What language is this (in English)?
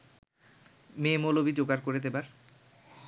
Bangla